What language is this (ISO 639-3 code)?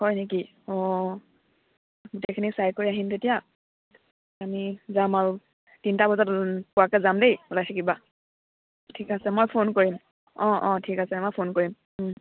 asm